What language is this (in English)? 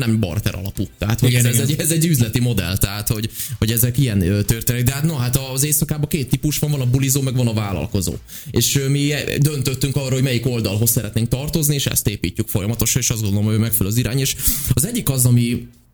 Hungarian